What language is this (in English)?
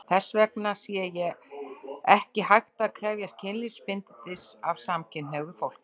Icelandic